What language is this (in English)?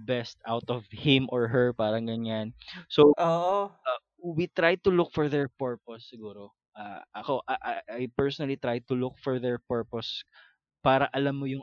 Filipino